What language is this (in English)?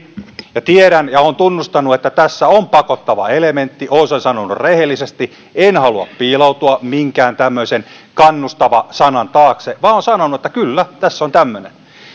Finnish